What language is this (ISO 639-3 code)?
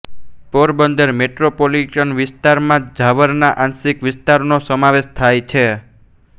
guj